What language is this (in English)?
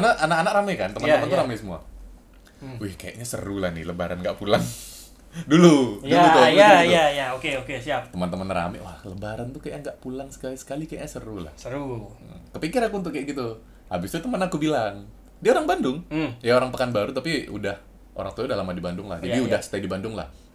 Indonesian